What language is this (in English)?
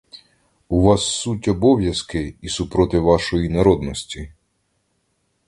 Ukrainian